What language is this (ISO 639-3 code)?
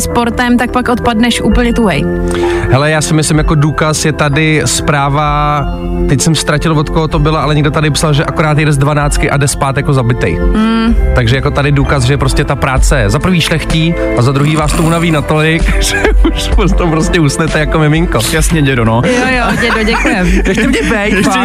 ces